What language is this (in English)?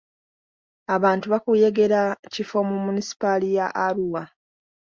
Ganda